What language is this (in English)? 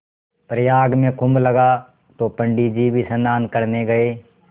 Hindi